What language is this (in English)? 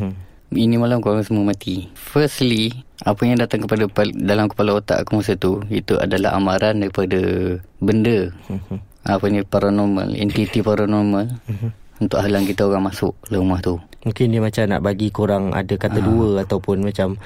Malay